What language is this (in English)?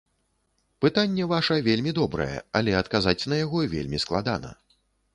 Belarusian